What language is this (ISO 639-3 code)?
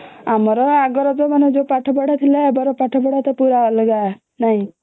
ori